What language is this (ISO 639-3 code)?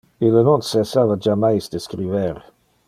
ina